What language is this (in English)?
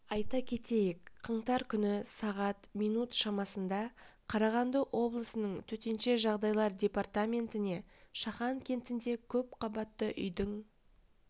Kazakh